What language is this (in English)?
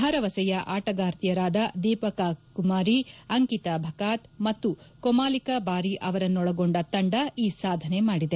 Kannada